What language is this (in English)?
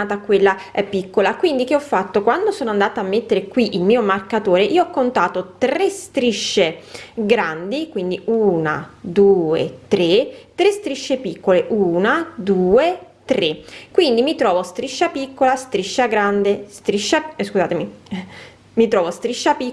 Italian